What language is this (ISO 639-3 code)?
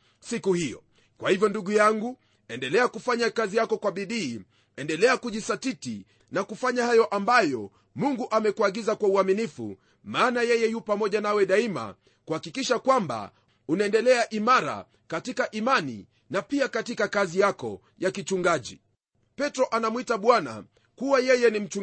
swa